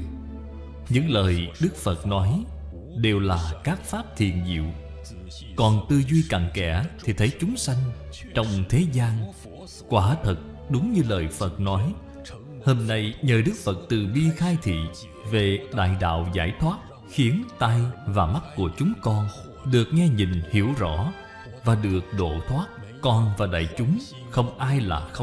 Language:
Vietnamese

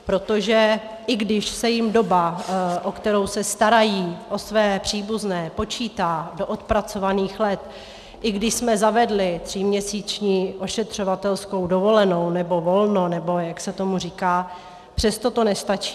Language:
Czech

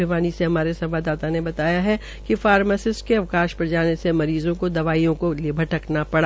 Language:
Hindi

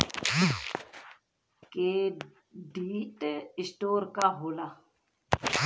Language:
Bhojpuri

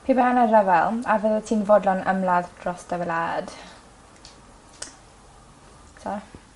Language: Welsh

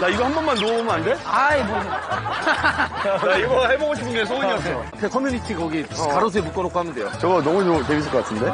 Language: Korean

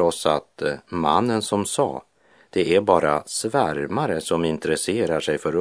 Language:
Swedish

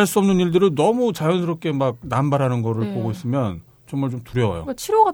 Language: Korean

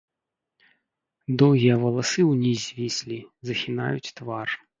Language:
Belarusian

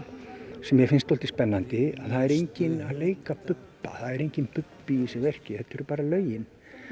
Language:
Icelandic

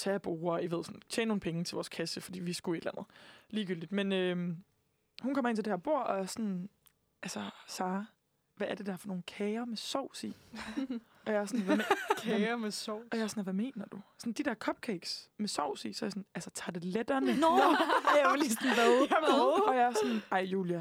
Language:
Danish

